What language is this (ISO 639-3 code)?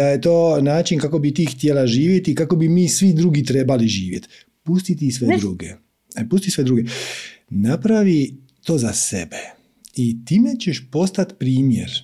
hrv